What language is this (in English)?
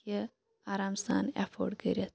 Kashmiri